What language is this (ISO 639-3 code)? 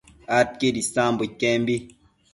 mcf